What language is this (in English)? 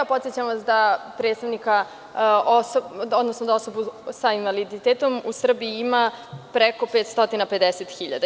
Serbian